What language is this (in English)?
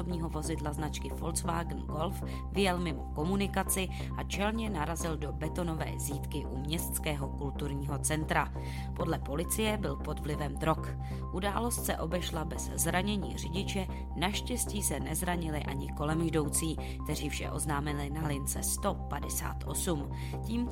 Czech